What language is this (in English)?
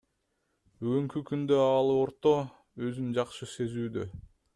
Kyrgyz